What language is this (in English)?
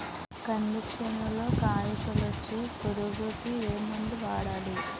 Telugu